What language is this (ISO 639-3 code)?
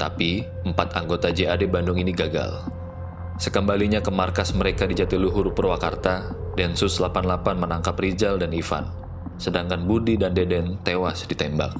ind